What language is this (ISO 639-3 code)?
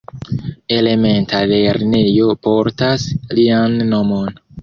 epo